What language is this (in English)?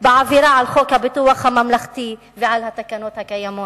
Hebrew